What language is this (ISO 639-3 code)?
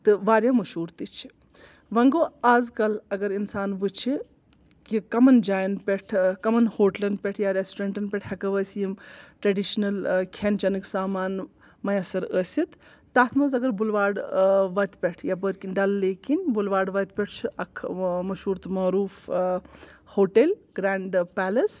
kas